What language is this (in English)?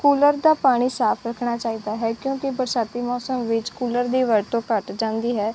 Punjabi